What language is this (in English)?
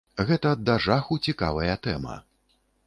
Belarusian